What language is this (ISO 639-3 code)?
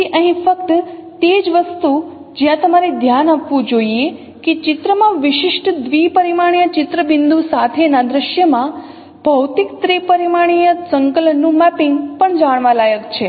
guj